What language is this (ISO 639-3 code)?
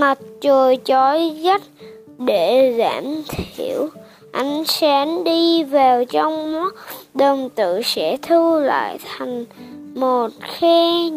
vie